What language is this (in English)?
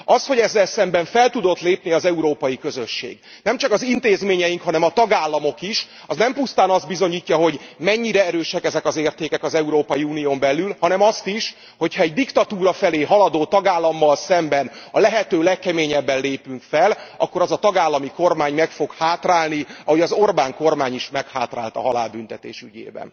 Hungarian